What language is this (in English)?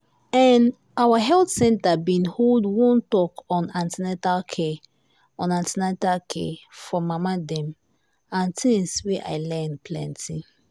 Nigerian Pidgin